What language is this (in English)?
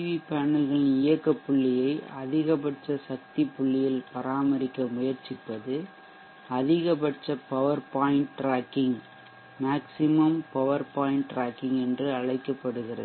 Tamil